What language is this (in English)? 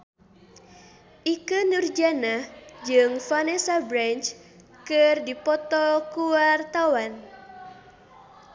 Sundanese